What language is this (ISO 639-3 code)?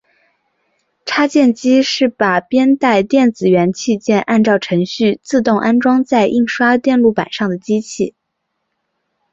zho